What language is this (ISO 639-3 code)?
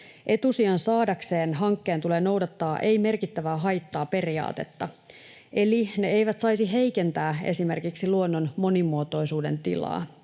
fin